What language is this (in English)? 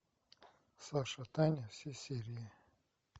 Russian